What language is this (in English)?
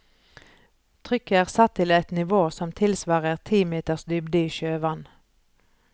Norwegian